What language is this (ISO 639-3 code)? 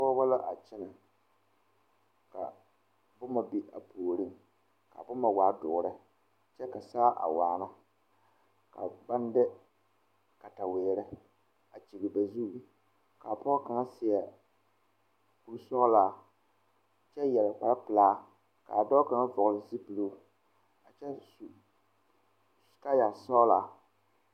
dga